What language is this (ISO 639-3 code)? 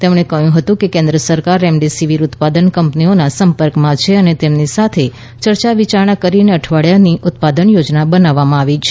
guj